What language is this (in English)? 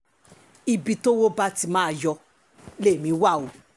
Yoruba